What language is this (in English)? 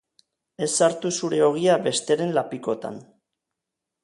Basque